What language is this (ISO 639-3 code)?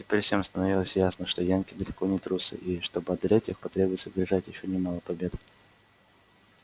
rus